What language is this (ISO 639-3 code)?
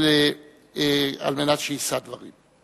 heb